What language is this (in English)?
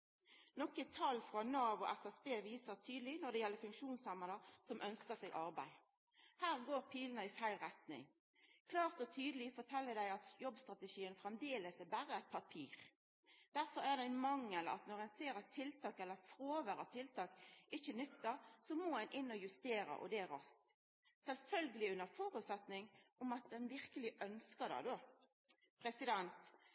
Norwegian Nynorsk